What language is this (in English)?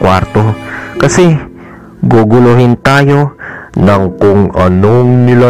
Filipino